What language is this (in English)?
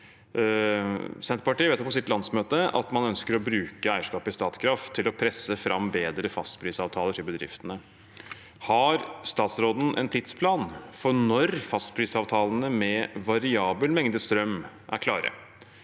Norwegian